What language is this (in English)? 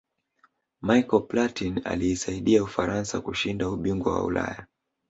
Swahili